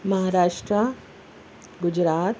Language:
Urdu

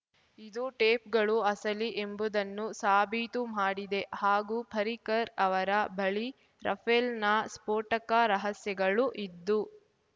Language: Kannada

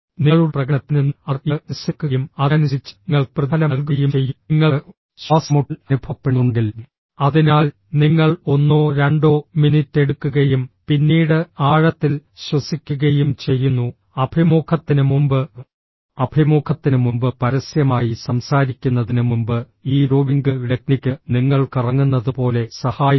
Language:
Malayalam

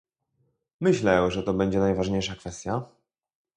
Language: Polish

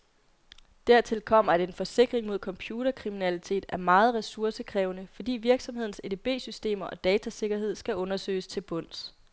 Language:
Danish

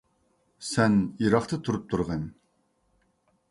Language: Uyghur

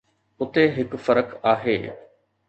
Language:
Sindhi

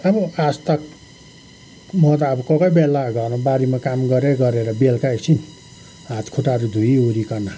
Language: Nepali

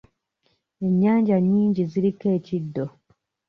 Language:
Ganda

